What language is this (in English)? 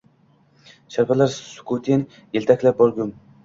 Uzbek